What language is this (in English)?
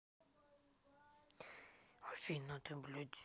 Russian